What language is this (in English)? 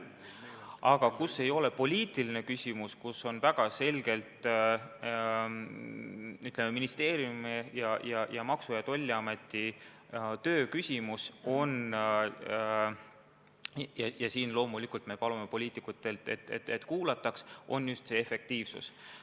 Estonian